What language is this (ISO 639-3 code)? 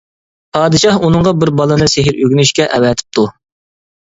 uig